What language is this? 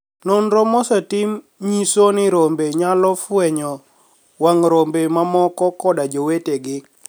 Luo (Kenya and Tanzania)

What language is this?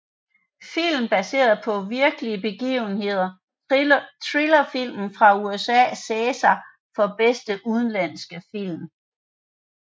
Danish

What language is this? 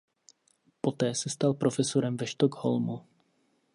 Czech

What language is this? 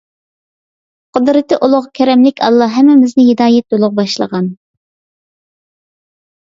Uyghur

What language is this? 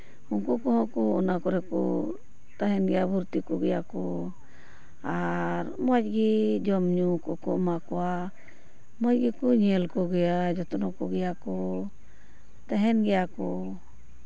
Santali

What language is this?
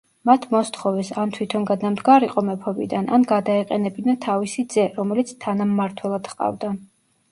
Georgian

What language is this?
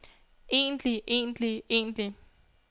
Danish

